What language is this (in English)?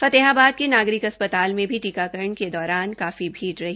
Hindi